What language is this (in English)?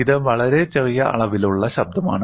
Malayalam